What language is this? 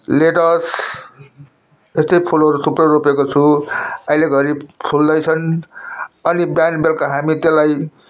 Nepali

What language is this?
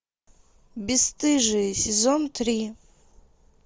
Russian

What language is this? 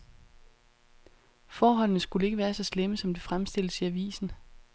Danish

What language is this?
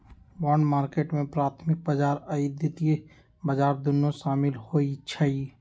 Magahi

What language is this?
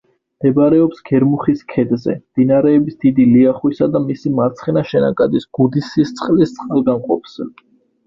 Georgian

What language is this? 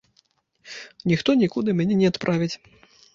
Belarusian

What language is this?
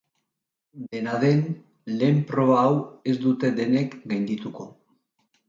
Basque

